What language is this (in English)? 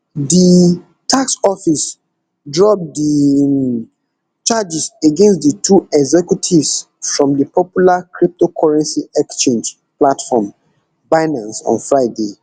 Nigerian Pidgin